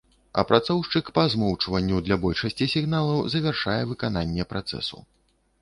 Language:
Belarusian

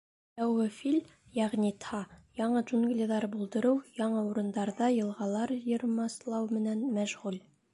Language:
Bashkir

